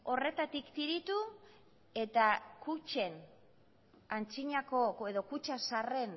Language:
Basque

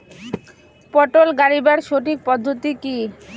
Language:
Bangla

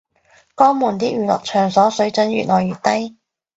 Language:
Cantonese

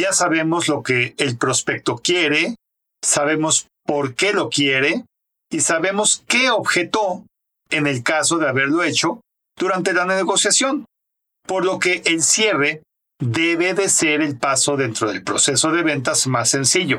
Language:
Spanish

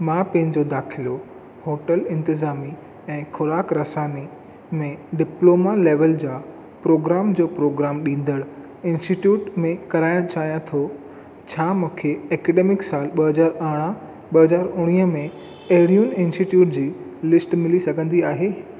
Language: Sindhi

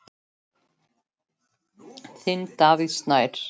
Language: Icelandic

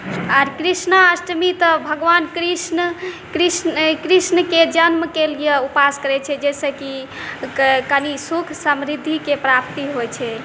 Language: Maithili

